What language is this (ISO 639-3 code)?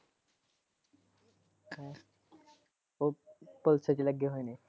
pan